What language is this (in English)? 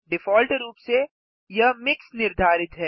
Hindi